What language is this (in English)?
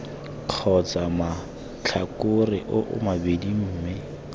Tswana